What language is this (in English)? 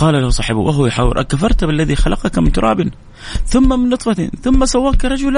Arabic